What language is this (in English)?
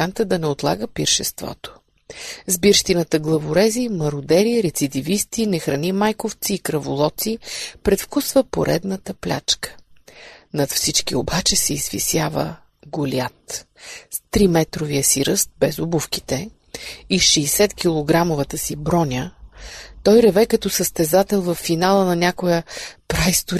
Bulgarian